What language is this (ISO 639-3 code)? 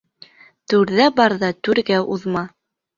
bak